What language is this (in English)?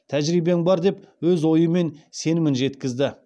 Kazakh